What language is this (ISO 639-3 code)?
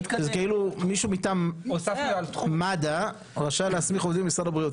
heb